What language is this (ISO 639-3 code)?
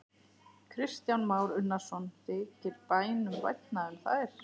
isl